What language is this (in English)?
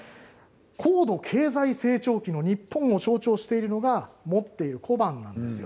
Japanese